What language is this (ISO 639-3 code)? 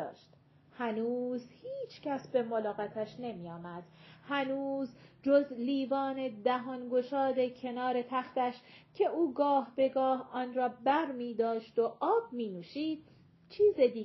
fas